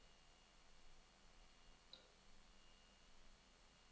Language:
Danish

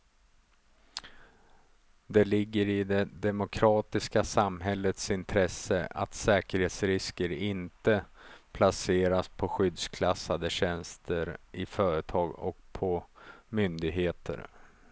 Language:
Swedish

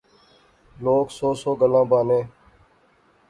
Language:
Pahari-Potwari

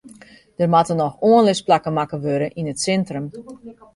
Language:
Western Frisian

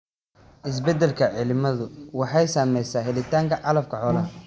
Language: Somali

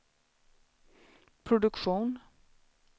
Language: Swedish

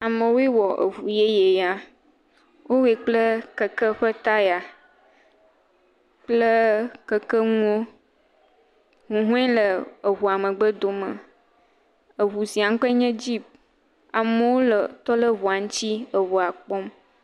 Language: Ewe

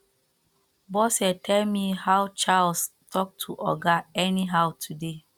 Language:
Nigerian Pidgin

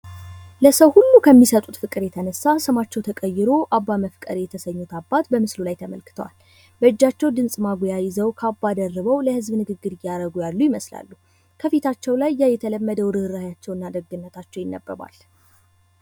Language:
Amharic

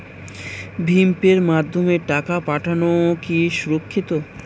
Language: Bangla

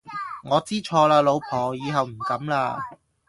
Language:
Cantonese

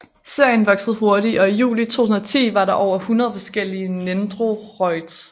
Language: Danish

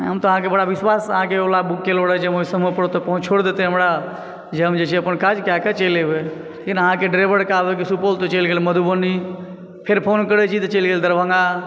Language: Maithili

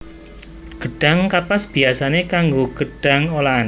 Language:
Javanese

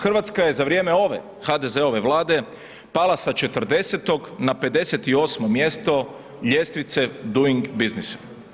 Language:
Croatian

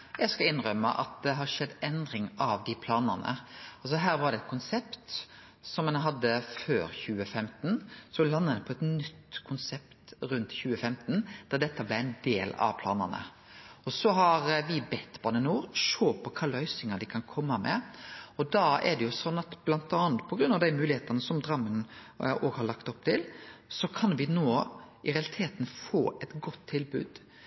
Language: Norwegian Nynorsk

